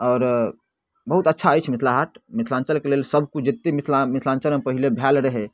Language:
Maithili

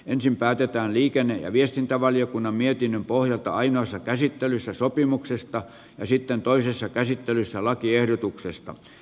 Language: Finnish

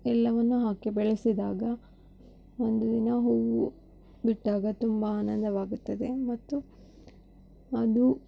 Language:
Kannada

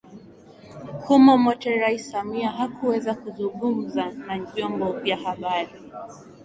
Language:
Swahili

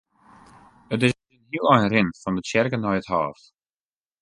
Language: Western Frisian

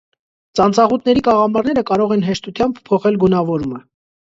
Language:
Armenian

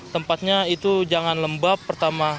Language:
Indonesian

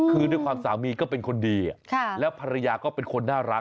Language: Thai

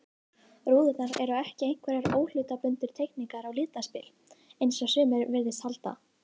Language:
Icelandic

